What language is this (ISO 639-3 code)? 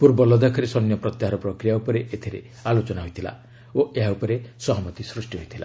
ori